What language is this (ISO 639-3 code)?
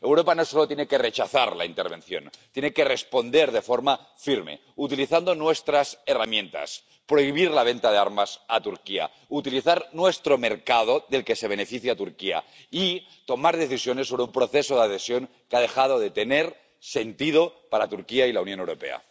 spa